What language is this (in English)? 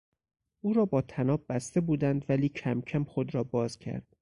Persian